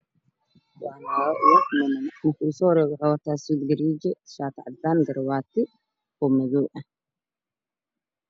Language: Somali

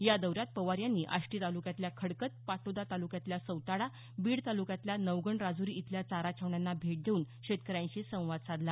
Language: Marathi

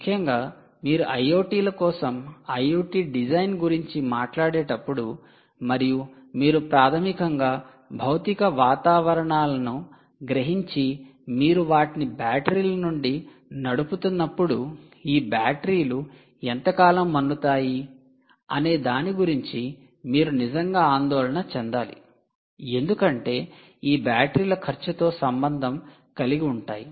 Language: Telugu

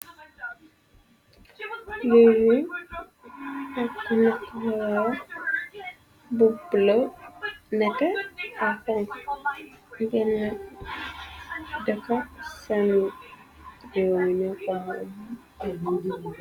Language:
Wolof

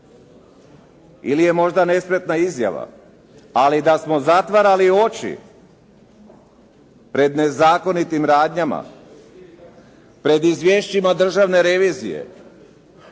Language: Croatian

